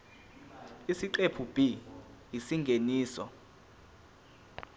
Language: Zulu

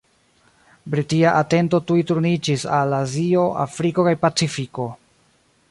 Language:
Esperanto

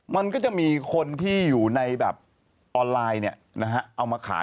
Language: Thai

